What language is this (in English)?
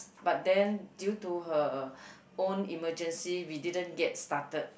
English